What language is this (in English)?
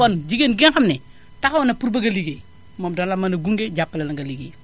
Wolof